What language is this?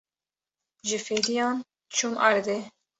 Kurdish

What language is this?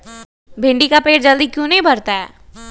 Magahi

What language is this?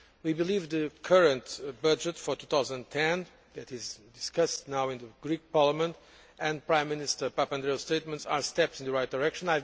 English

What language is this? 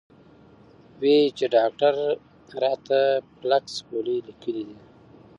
Pashto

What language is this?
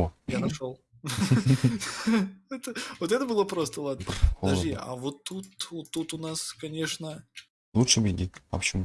Russian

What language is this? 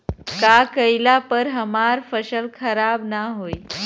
Bhojpuri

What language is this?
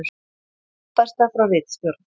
Icelandic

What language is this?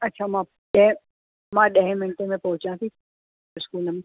Sindhi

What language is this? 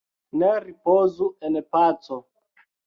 Esperanto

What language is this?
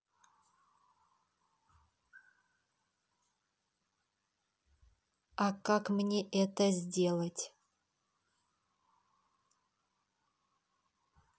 Russian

